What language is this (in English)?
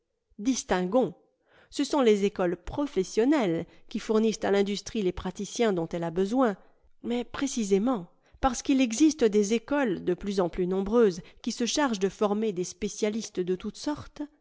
French